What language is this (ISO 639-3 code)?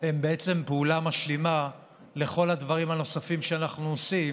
heb